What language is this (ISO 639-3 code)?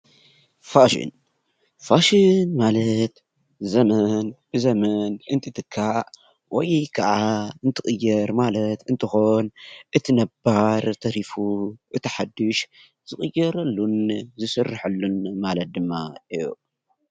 tir